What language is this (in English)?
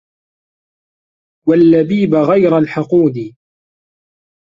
Arabic